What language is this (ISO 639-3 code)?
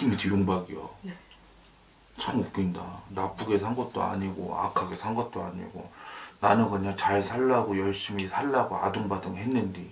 kor